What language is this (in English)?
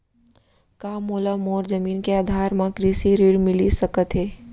Chhattisgarhi